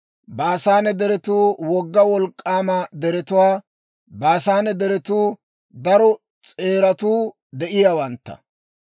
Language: Dawro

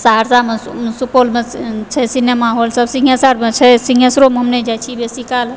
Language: Maithili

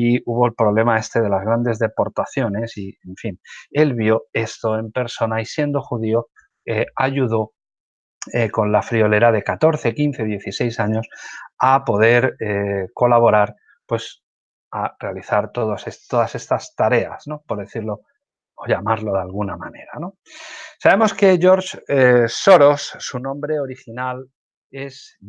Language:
Spanish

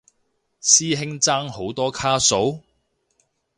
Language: Cantonese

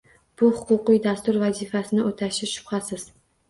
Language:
Uzbek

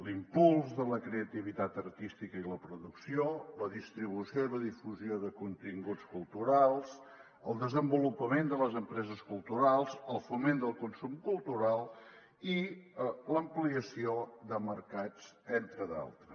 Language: Catalan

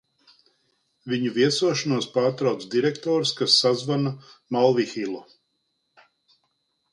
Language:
Latvian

